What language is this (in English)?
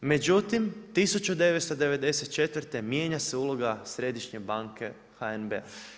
Croatian